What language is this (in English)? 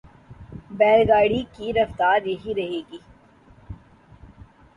Urdu